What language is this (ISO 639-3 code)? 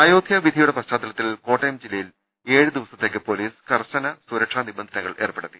mal